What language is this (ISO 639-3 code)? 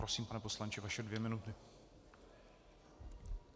ces